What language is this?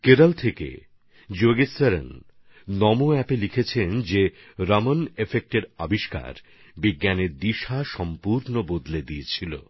Bangla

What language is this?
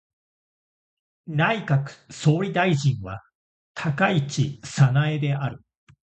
Japanese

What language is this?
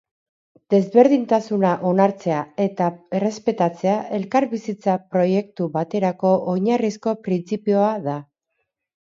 Basque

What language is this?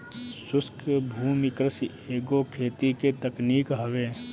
Bhojpuri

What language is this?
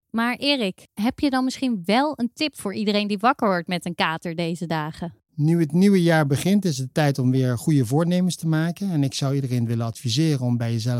Dutch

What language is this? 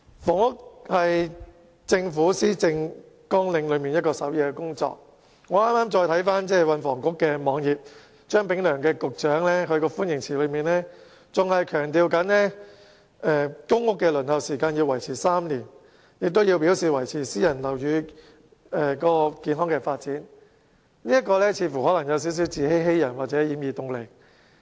Cantonese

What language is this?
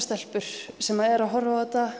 Icelandic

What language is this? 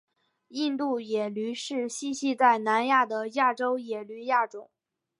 Chinese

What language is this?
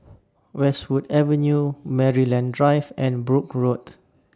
English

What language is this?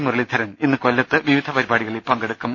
Malayalam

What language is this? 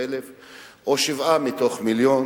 Hebrew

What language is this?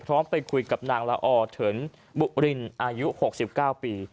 Thai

